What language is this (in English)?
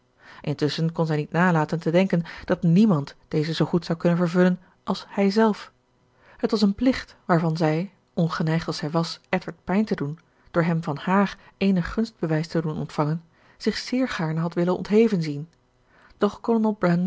Dutch